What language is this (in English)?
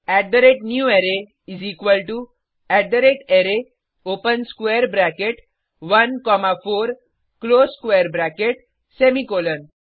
Hindi